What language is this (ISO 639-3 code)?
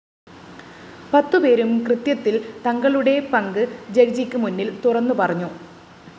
mal